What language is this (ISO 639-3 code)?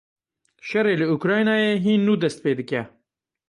kur